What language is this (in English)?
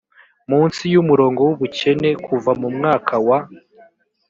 Kinyarwanda